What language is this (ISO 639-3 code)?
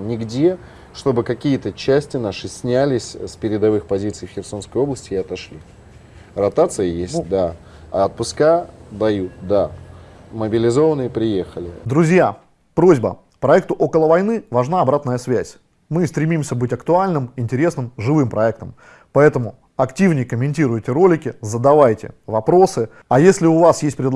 rus